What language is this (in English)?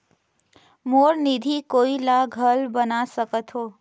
Chhattisgarhi